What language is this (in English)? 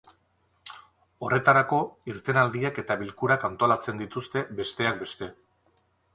Basque